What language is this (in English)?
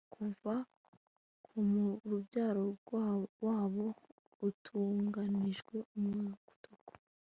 Kinyarwanda